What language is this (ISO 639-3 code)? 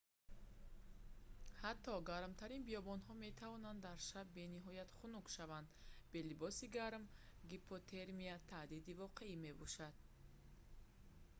tgk